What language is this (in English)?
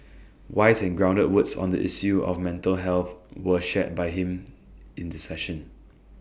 English